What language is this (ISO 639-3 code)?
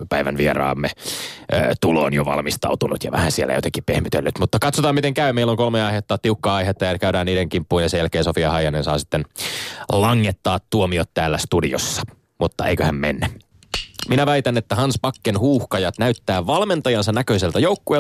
fin